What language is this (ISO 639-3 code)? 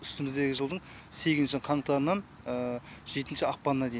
kaz